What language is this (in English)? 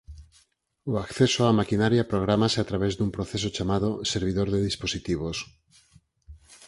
Galician